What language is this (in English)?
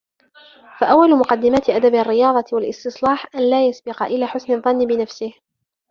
Arabic